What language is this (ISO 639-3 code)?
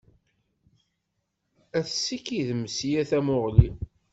kab